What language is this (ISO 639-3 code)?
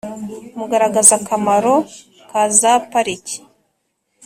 kin